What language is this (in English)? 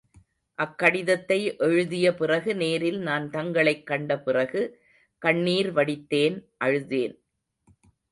Tamil